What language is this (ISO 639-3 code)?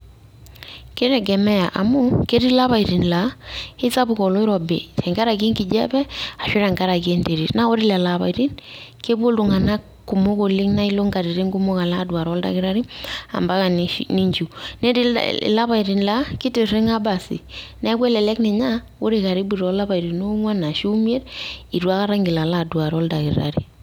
mas